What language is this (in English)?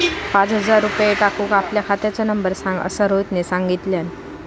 Marathi